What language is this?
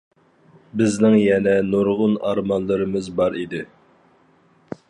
Uyghur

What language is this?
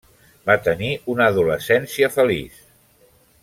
Catalan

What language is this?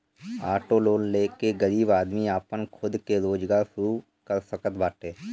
Bhojpuri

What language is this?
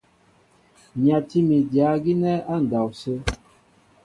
Mbo (Cameroon)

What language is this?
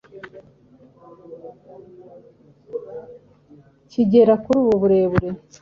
Kinyarwanda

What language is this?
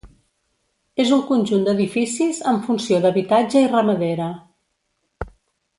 Catalan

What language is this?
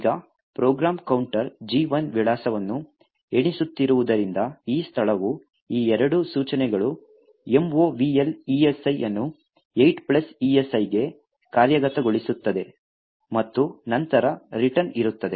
Kannada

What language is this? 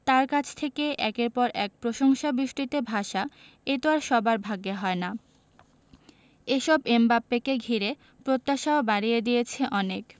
Bangla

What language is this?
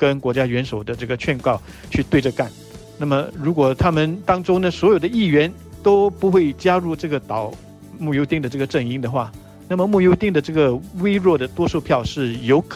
Chinese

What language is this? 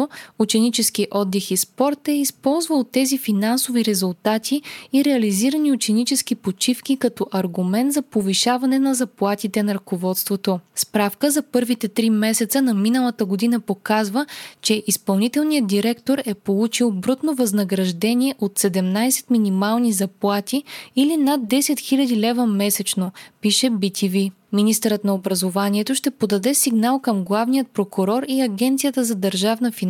Bulgarian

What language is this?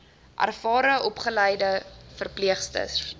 Afrikaans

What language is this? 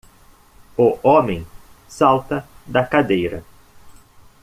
Portuguese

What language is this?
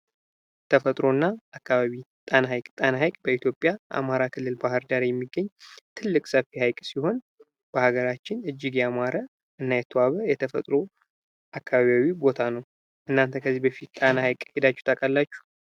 Amharic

